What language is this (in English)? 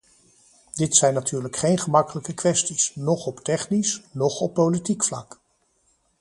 Dutch